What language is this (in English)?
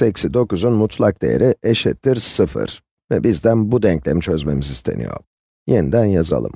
Turkish